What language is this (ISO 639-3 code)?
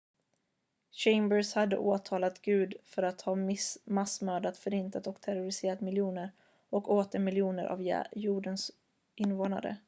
swe